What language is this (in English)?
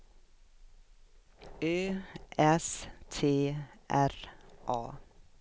Swedish